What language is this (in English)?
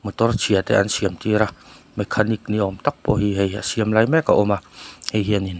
Mizo